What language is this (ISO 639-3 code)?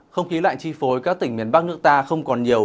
vie